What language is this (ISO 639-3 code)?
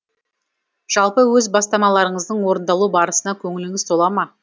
kaz